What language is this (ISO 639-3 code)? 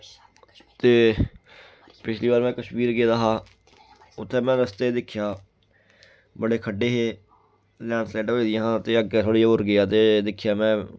doi